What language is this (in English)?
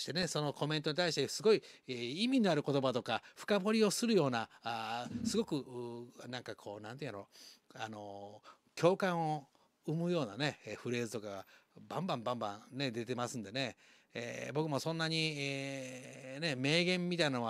Japanese